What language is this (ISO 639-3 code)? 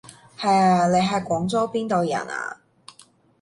yue